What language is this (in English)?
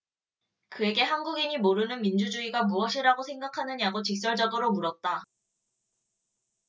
Korean